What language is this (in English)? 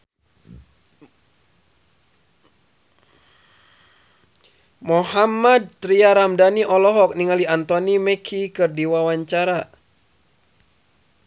Sundanese